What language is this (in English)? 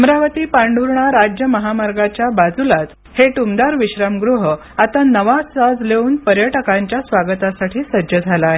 Marathi